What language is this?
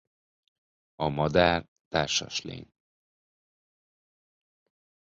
Hungarian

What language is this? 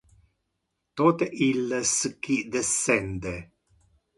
Interlingua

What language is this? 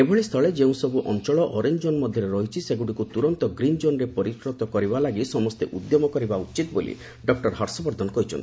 Odia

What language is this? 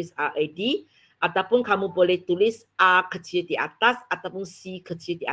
Malay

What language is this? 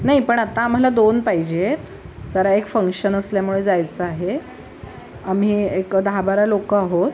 Marathi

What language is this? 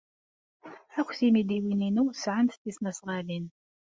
Kabyle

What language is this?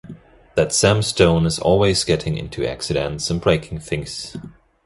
German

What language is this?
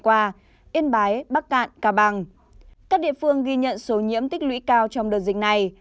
Vietnamese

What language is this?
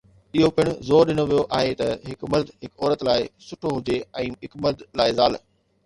Sindhi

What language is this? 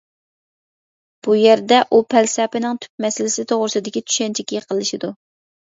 Uyghur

